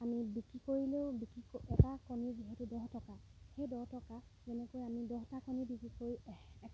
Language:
Assamese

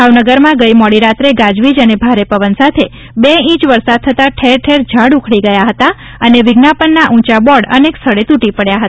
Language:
Gujarati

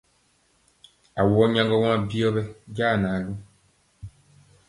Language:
Mpiemo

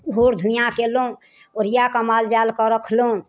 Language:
Maithili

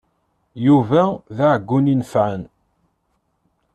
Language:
Kabyle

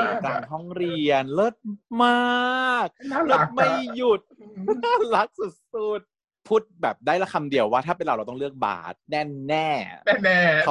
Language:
Thai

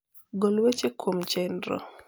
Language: Luo (Kenya and Tanzania)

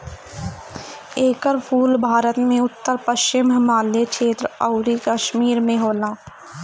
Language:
Bhojpuri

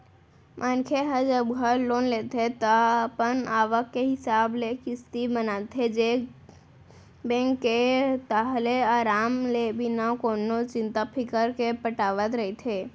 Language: Chhattisgarhi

